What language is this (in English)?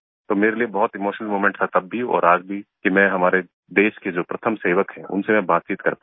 Hindi